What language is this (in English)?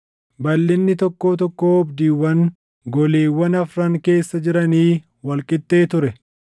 Oromo